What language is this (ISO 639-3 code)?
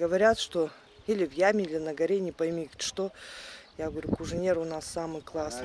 rus